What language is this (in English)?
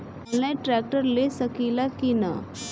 Bhojpuri